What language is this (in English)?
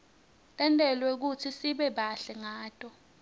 Swati